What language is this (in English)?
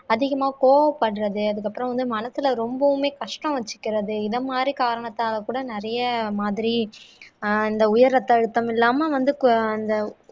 Tamil